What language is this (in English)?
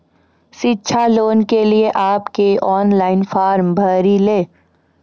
Maithili